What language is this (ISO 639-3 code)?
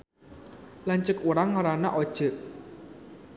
sun